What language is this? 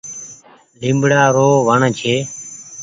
Goaria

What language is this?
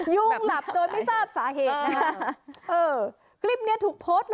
Thai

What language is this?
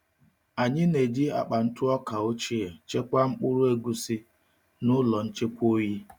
Igbo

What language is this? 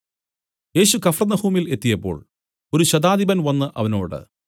Malayalam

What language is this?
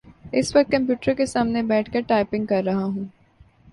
Urdu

